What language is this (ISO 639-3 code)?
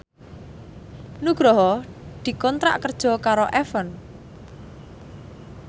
jav